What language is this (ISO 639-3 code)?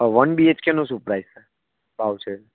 guj